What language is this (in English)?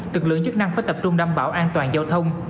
Vietnamese